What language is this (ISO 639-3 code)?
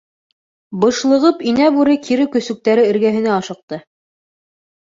bak